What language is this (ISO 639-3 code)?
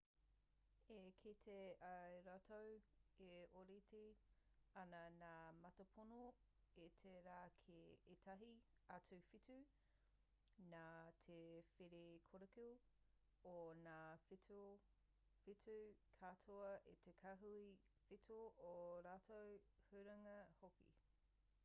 mri